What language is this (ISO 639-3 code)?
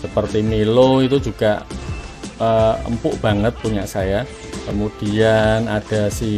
ind